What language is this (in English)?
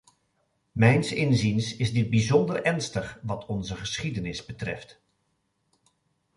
Dutch